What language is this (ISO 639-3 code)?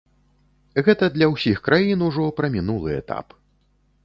bel